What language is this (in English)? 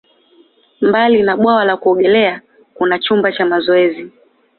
Swahili